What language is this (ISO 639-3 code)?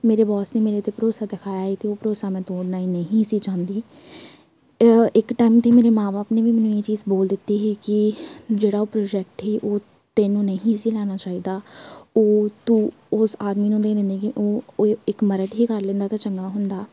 pan